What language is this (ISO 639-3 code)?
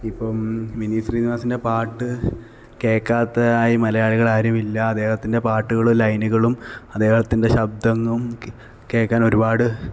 mal